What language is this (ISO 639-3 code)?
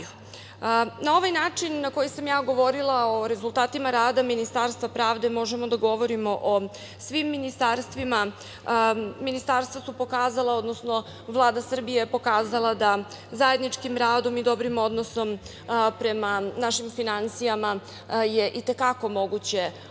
srp